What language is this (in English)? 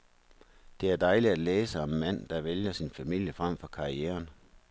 Danish